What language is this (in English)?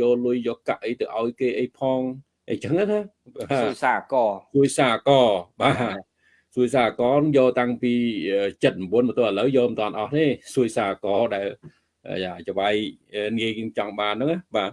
Vietnamese